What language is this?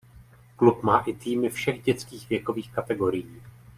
Czech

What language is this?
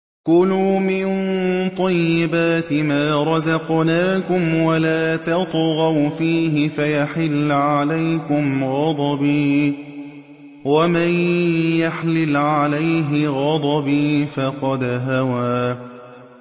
Arabic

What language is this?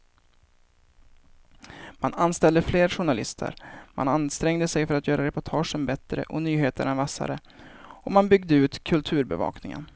Swedish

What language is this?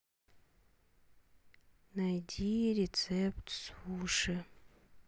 Russian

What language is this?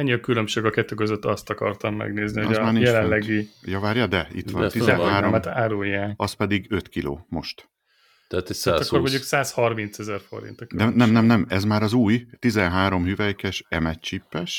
Hungarian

